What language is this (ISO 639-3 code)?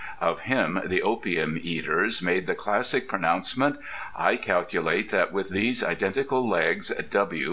eng